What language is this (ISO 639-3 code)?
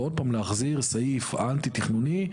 heb